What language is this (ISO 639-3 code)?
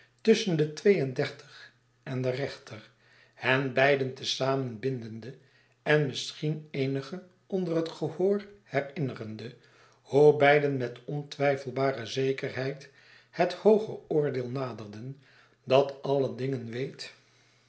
nld